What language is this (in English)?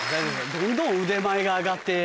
Japanese